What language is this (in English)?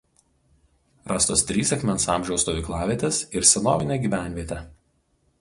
Lithuanian